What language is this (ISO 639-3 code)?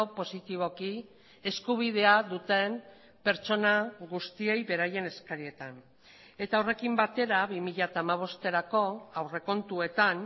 eus